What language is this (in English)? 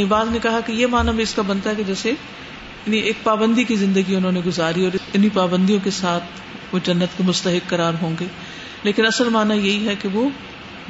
Urdu